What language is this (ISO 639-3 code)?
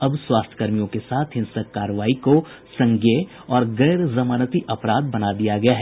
hin